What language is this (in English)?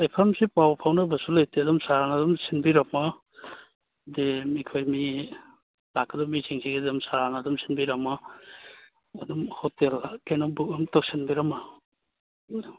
Manipuri